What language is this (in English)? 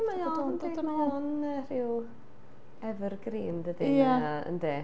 Welsh